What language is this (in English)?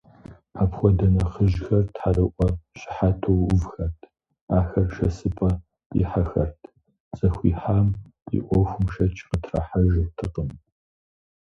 Kabardian